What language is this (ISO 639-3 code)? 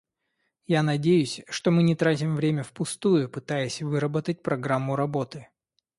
rus